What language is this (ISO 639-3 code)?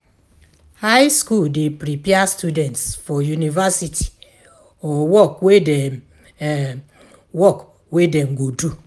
pcm